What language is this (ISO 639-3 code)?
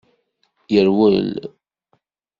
kab